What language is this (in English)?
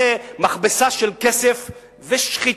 Hebrew